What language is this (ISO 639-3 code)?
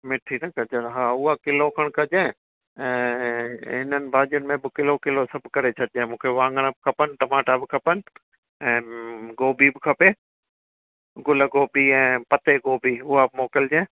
snd